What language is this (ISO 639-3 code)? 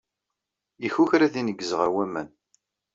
kab